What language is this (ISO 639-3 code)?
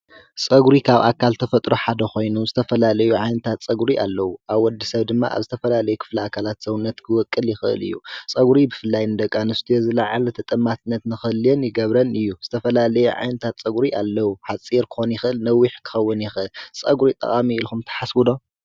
tir